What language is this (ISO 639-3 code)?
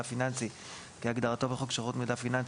heb